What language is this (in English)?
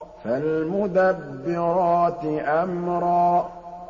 Arabic